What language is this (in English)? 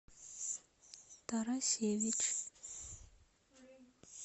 Russian